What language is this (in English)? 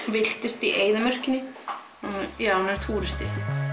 Icelandic